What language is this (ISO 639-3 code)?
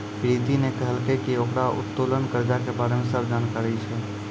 mai